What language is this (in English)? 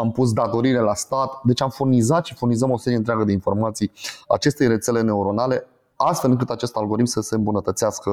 Romanian